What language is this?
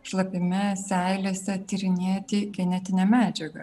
Lithuanian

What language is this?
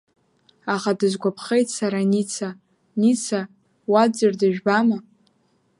Abkhazian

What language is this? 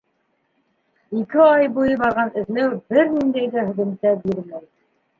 Bashkir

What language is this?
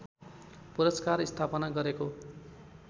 Nepali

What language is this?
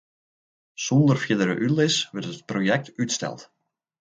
Western Frisian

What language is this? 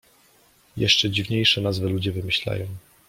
Polish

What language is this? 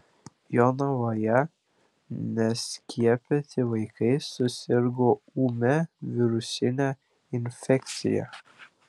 Lithuanian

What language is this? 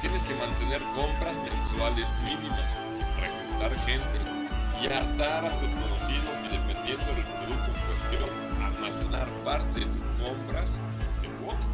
Spanish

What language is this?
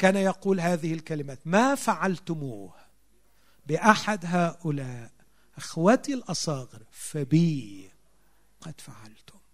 Arabic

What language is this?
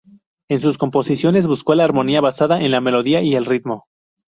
Spanish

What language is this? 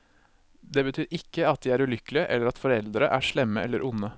Norwegian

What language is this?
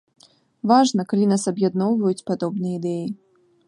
Belarusian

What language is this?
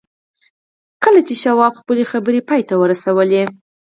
Pashto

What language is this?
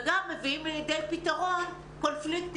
Hebrew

